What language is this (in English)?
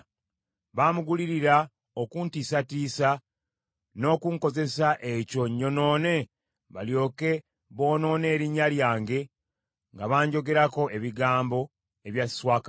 Ganda